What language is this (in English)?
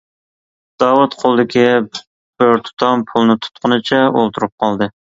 Uyghur